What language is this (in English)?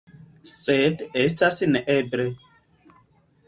Esperanto